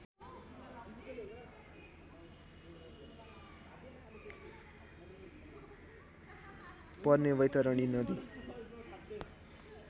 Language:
Nepali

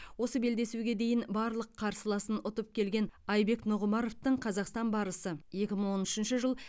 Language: Kazakh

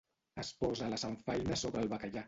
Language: Catalan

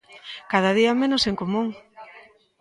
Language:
Galician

